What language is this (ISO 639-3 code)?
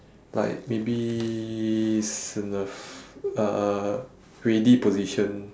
eng